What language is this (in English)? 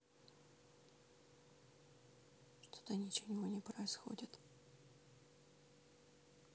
Russian